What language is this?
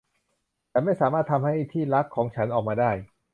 Thai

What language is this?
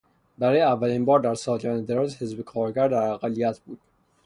Persian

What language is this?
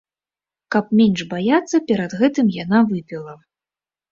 Belarusian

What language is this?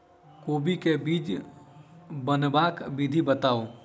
Maithili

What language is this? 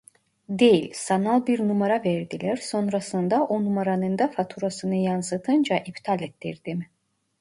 Turkish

